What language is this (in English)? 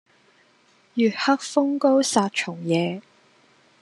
Cantonese